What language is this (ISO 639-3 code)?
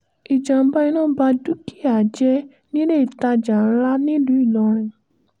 yor